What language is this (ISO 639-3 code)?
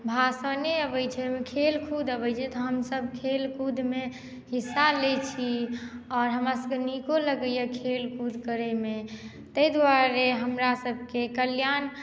mai